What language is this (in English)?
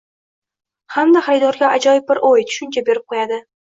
Uzbek